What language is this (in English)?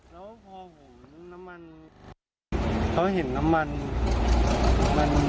Thai